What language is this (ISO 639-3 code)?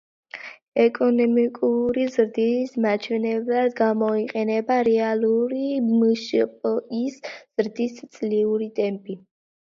kat